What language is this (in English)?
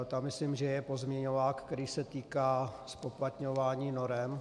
Czech